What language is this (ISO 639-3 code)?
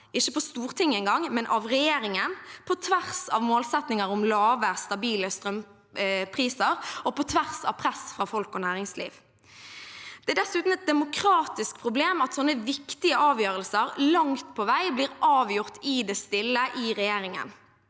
nor